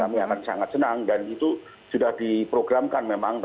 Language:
Indonesian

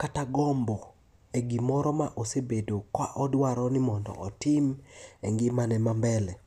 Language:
Luo (Kenya and Tanzania)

